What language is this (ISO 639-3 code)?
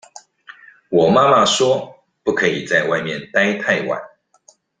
zho